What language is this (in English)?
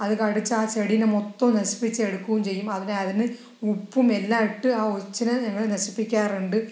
Malayalam